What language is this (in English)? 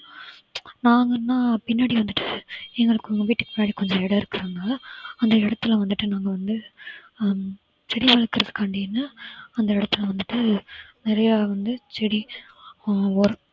Tamil